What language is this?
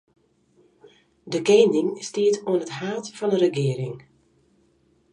Western Frisian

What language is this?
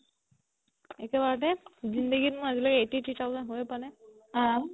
Assamese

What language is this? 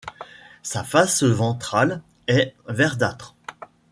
French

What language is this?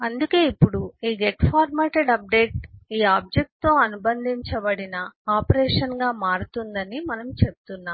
Telugu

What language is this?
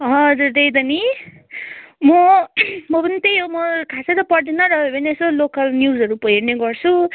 Nepali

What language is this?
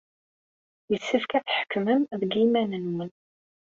Kabyle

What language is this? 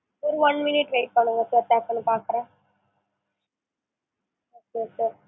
Tamil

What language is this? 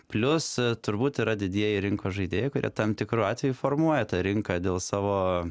Lithuanian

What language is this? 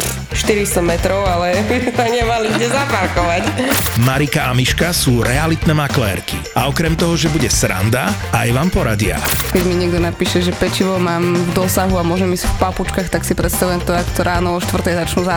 Slovak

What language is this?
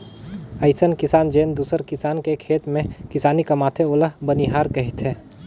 Chhattisgarhi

